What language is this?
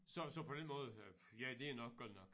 Danish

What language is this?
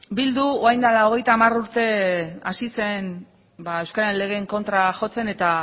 Basque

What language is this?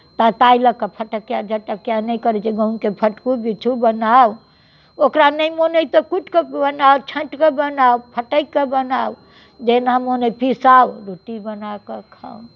Maithili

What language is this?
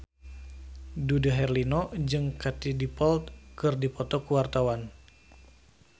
Sundanese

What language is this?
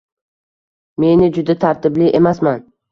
Uzbek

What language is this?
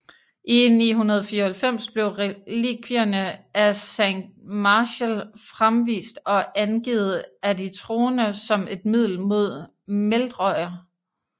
Danish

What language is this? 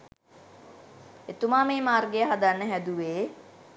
Sinhala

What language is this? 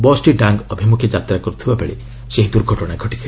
Odia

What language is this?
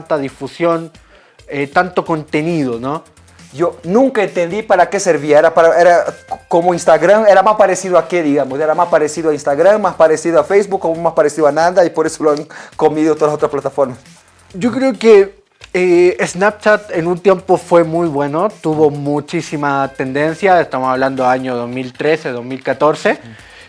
Spanish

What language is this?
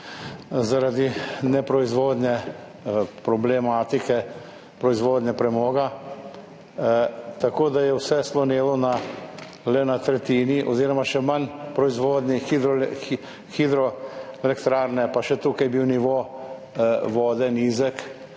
Slovenian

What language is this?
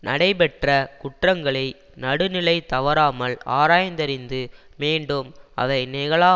Tamil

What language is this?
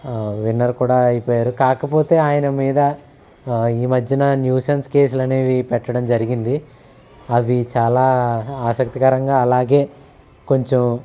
Telugu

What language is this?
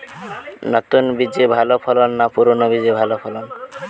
Bangla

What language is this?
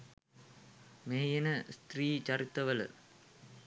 Sinhala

